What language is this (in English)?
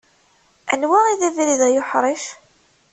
Kabyle